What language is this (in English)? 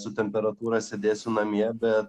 Lithuanian